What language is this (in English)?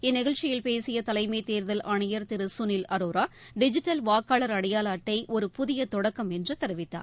Tamil